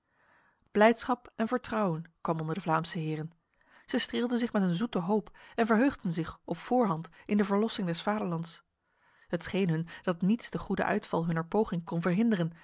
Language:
Dutch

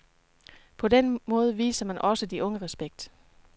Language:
Danish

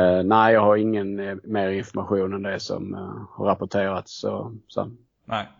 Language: Swedish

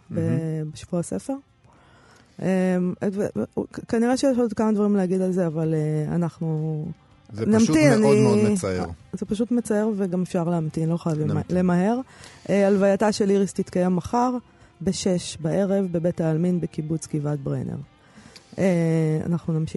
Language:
Hebrew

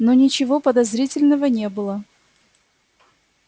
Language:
Russian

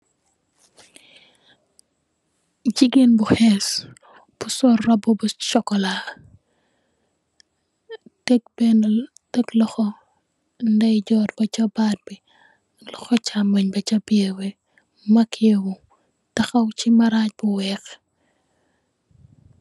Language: Wolof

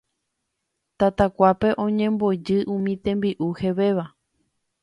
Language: Guarani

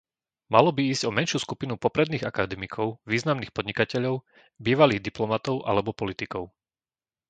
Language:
Slovak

